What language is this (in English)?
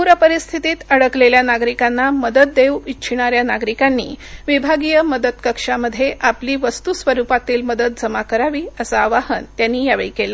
Marathi